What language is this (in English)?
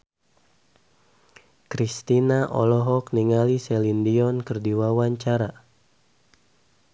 Sundanese